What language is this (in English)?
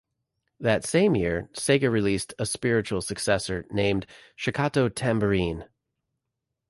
English